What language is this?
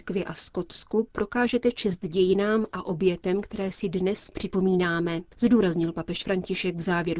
Czech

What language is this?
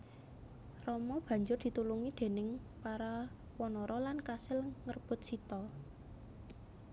Javanese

